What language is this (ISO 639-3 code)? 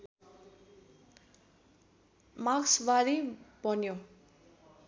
nep